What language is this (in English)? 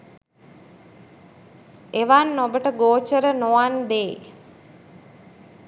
Sinhala